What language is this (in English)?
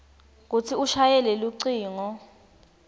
Swati